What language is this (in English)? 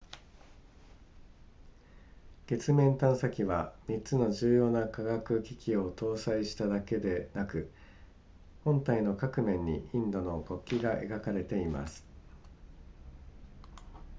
Japanese